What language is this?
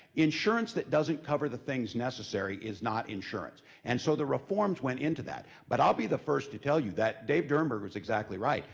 English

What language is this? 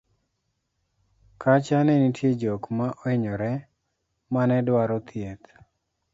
Luo (Kenya and Tanzania)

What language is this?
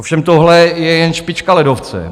Czech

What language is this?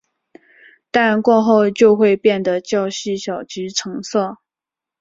Chinese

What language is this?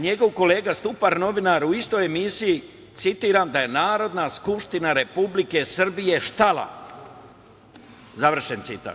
Serbian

